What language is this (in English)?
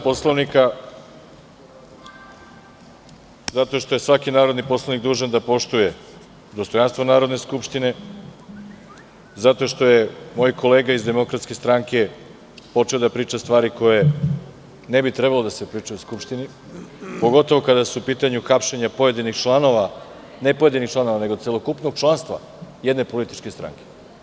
Serbian